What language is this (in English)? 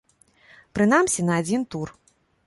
Belarusian